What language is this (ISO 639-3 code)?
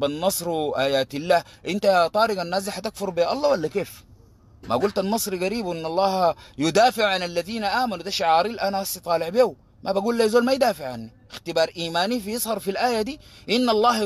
ara